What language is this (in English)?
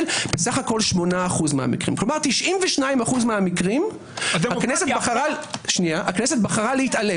Hebrew